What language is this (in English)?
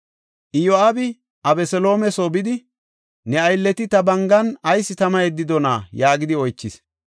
Gofa